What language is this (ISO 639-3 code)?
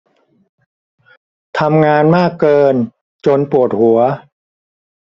tha